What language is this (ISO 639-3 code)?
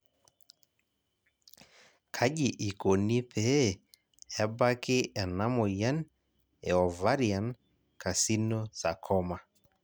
mas